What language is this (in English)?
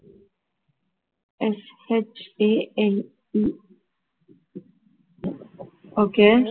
Tamil